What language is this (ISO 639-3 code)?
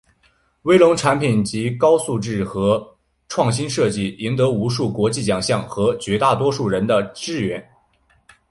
zho